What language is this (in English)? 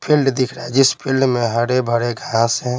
Hindi